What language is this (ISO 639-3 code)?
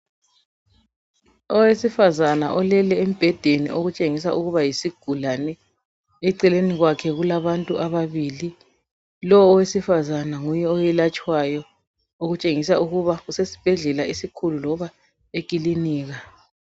nde